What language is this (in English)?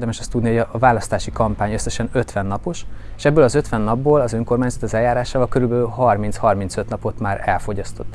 Hungarian